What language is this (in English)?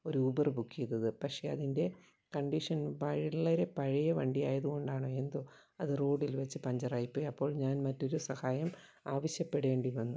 Malayalam